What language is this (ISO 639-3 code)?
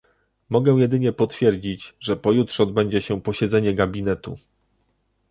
pol